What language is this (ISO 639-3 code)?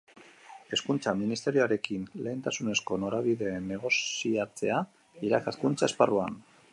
eus